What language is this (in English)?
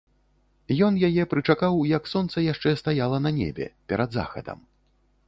Belarusian